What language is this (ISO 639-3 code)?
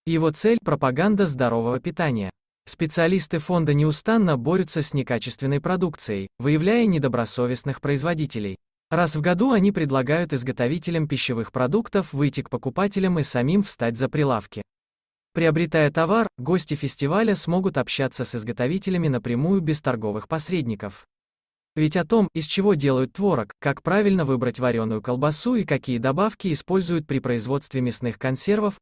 rus